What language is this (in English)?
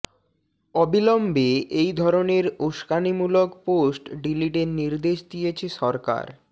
Bangla